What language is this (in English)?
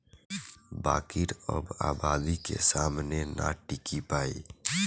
Bhojpuri